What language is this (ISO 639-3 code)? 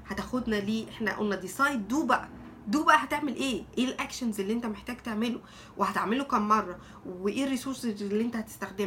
ara